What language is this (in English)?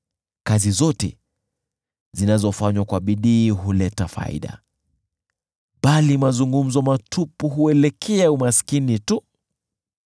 Swahili